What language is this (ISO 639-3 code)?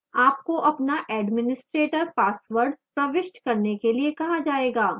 hin